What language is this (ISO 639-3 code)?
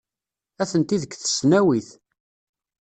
kab